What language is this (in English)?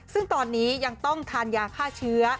Thai